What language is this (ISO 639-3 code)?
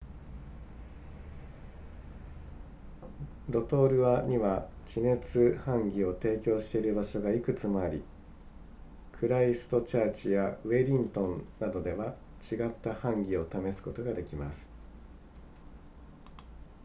jpn